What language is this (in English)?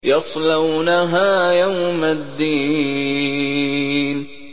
Arabic